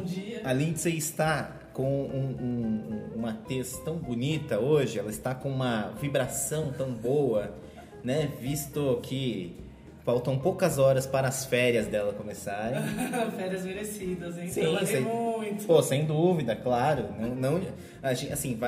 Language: Portuguese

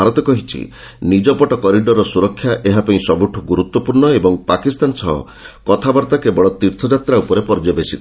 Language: Odia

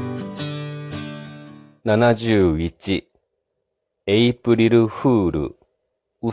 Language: Japanese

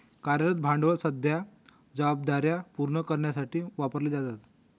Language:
Marathi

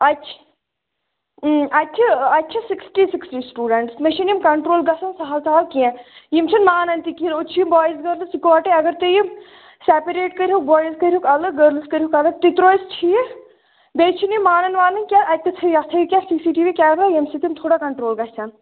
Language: Kashmiri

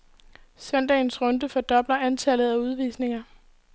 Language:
Danish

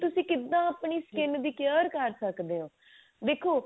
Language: Punjabi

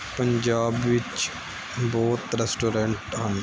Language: Punjabi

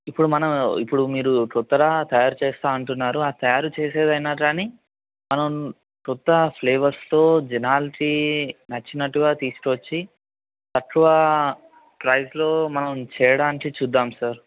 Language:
Telugu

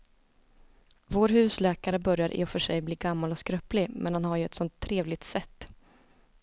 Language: Swedish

